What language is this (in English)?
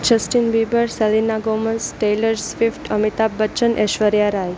Gujarati